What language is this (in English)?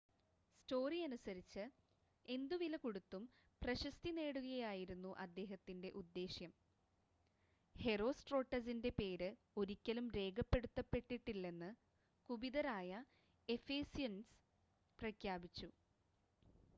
Malayalam